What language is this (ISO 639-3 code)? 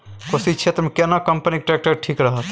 mai